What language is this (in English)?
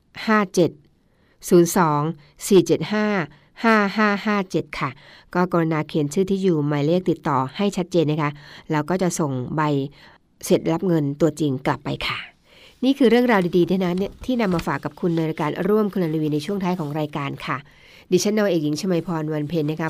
Thai